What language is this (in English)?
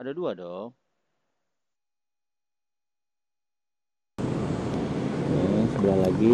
Indonesian